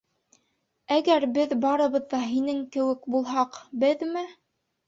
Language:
Bashkir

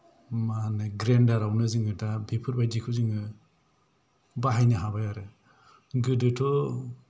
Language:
Bodo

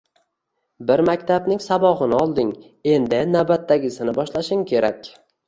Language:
Uzbek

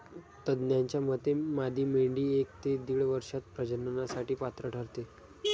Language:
Marathi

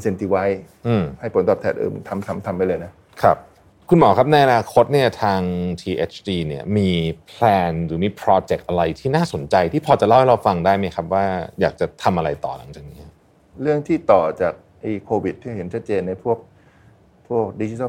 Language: Thai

